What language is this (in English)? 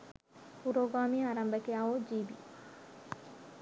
Sinhala